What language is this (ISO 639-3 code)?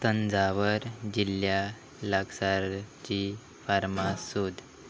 kok